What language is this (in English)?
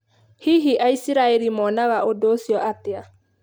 Kikuyu